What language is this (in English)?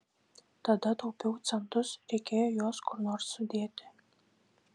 Lithuanian